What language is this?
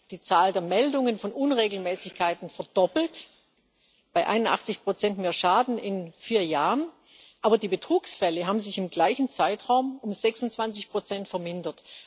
German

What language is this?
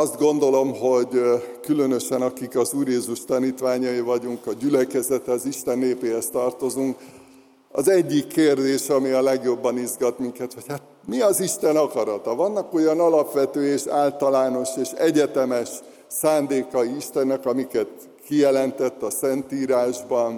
Hungarian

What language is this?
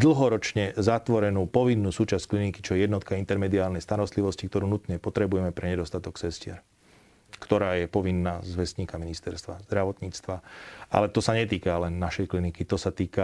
Slovak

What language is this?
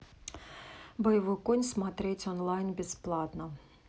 Russian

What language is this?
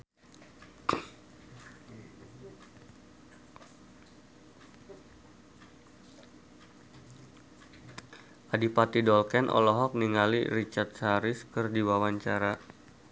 Sundanese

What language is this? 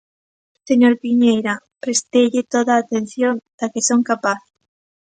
Galician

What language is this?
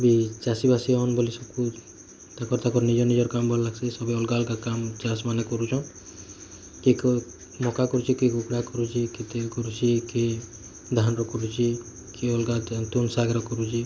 Odia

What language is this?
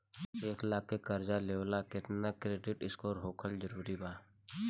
Bhojpuri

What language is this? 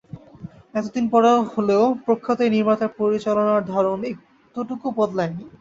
Bangla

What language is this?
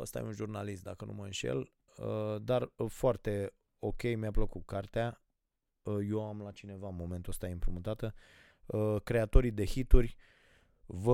Romanian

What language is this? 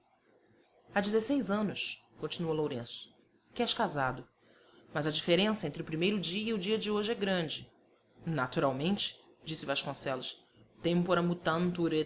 Portuguese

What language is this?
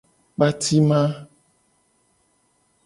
Gen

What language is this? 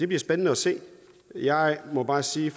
Danish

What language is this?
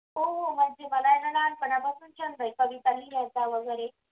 Marathi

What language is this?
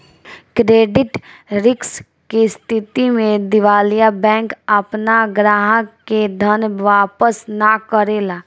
Bhojpuri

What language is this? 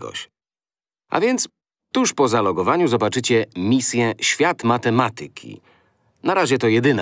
Polish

